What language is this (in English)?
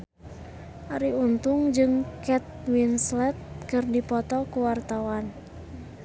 Sundanese